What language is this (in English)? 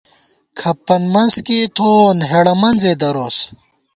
Gawar-Bati